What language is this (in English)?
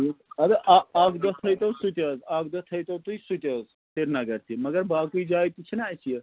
Kashmiri